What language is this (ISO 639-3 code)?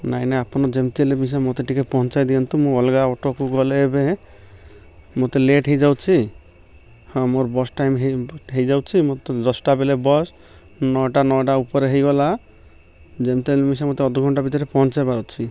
ori